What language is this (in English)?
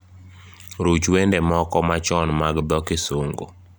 Luo (Kenya and Tanzania)